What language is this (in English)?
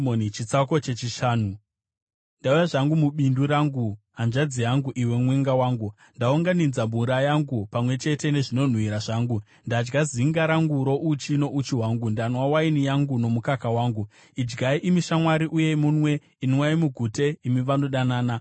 Shona